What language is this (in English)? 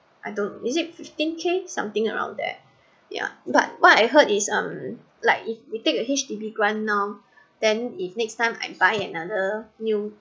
English